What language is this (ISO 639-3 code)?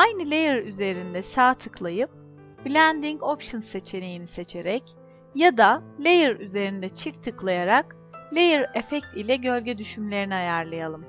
tur